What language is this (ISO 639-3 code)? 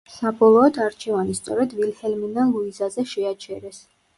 kat